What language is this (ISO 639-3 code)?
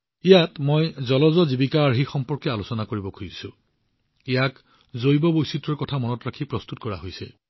asm